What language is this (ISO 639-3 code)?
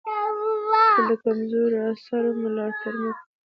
pus